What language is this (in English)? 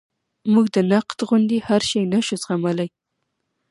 Pashto